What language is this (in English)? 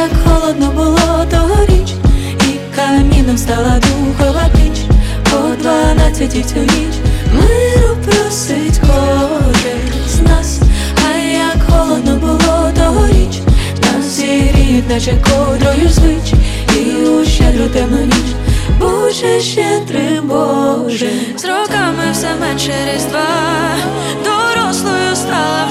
Ukrainian